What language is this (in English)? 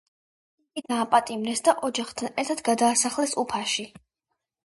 Georgian